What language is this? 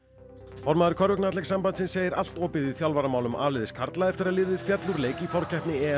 Icelandic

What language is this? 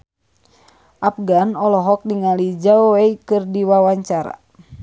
Sundanese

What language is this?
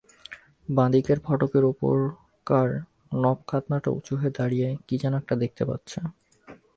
Bangla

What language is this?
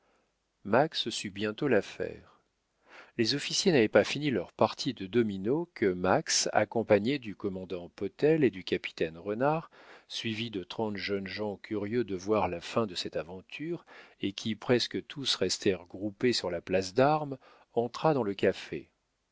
French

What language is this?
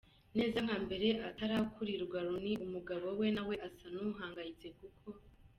Kinyarwanda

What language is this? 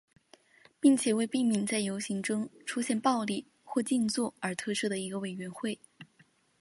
Chinese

